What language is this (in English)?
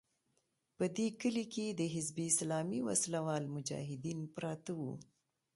Pashto